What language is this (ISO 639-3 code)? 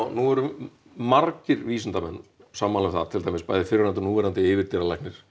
isl